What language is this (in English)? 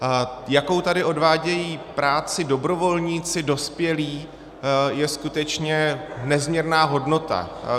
Czech